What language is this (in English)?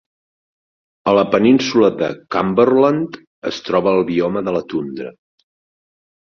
Catalan